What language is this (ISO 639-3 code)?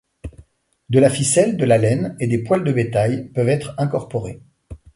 fra